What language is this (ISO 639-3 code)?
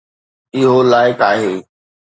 snd